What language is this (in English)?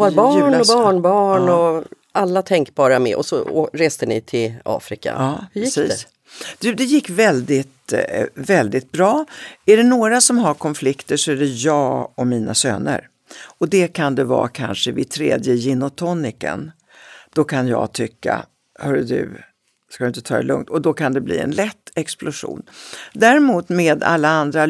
Swedish